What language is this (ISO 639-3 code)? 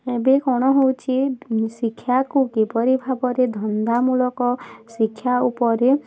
ori